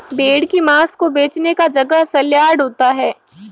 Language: Hindi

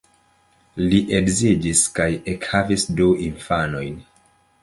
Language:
Esperanto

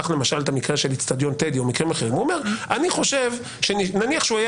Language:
Hebrew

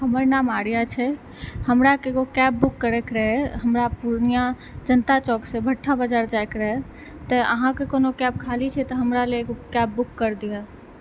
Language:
Maithili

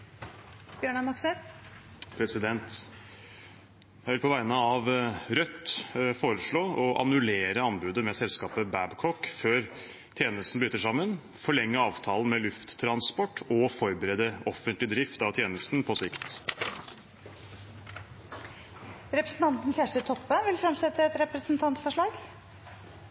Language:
Norwegian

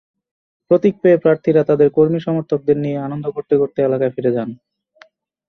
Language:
Bangla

